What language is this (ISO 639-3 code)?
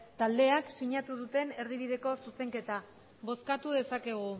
eus